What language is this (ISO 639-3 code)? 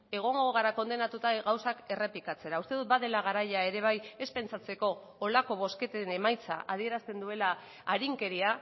eus